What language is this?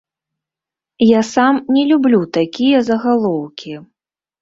Belarusian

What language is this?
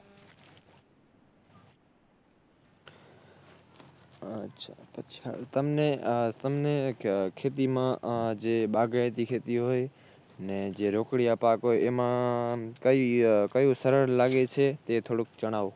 Gujarati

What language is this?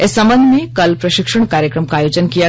Hindi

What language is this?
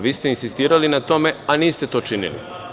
Serbian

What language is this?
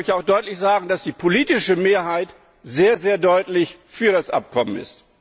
German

